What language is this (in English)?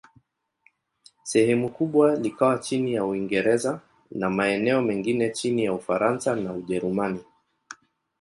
Swahili